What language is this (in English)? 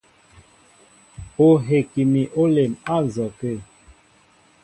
Mbo (Cameroon)